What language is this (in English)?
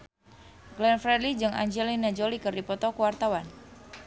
Sundanese